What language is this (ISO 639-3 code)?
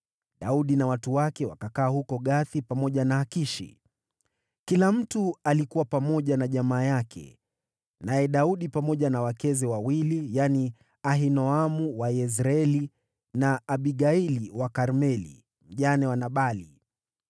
swa